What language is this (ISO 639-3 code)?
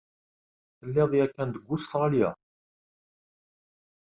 kab